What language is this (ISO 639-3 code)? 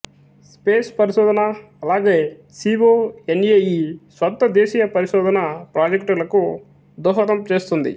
tel